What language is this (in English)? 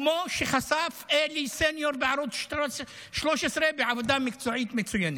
Hebrew